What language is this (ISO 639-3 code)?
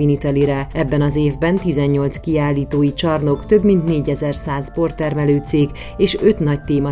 hun